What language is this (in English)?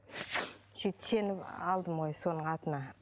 Kazakh